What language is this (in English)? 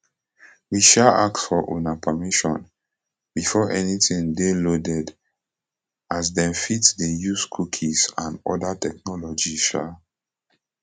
Nigerian Pidgin